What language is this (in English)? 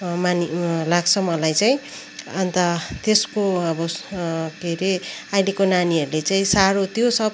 Nepali